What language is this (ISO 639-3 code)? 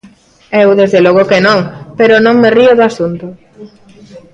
glg